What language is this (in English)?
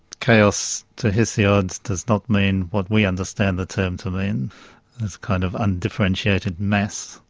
English